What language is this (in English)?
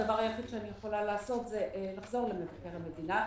Hebrew